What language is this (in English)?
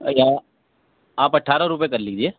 Urdu